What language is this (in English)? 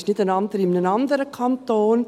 Swiss German